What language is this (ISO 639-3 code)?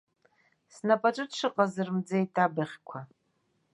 abk